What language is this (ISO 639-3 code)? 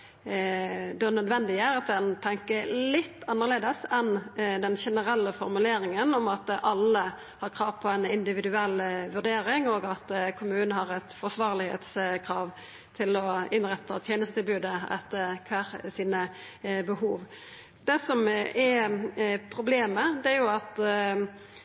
nno